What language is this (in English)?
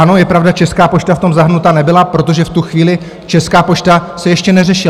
Czech